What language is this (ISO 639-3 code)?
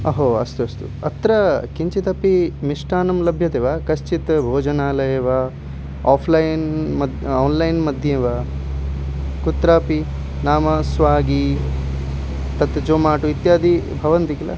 san